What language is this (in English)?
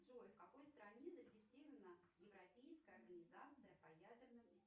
Russian